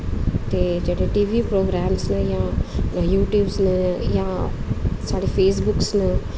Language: Dogri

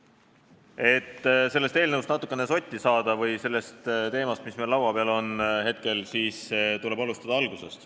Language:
Estonian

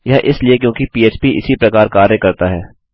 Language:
Hindi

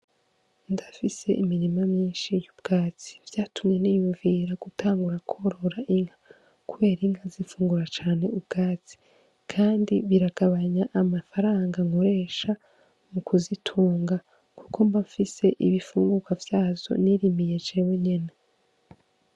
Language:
Rundi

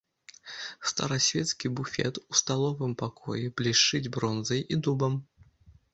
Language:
Belarusian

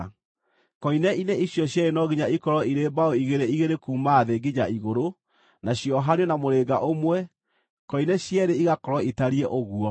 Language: Kikuyu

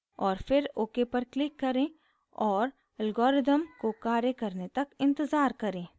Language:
Hindi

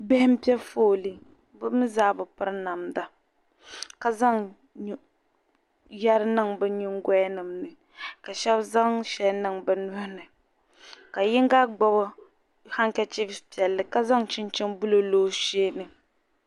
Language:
Dagbani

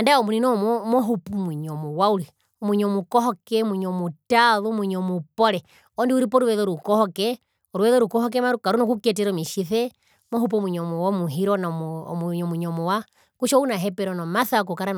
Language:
Herero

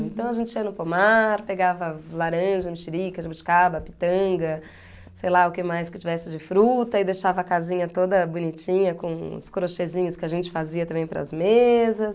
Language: Portuguese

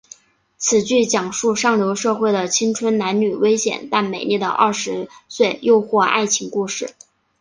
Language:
Chinese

